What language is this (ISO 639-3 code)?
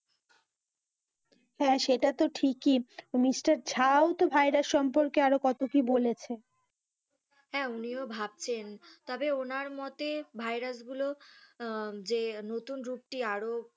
ben